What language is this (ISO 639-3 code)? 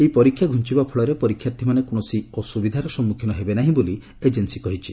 ori